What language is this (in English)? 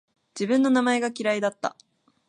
Japanese